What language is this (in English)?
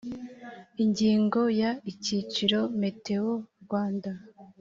Kinyarwanda